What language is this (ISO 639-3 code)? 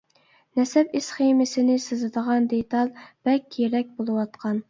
uig